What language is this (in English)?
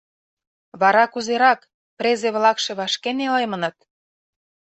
Mari